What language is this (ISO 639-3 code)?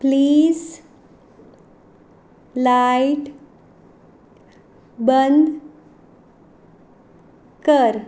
kok